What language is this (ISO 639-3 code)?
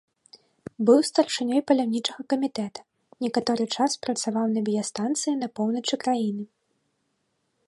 bel